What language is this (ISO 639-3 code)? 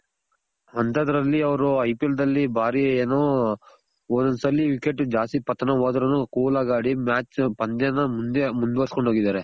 kan